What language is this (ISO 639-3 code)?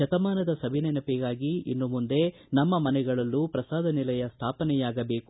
kan